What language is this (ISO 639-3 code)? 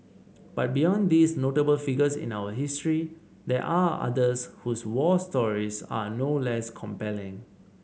eng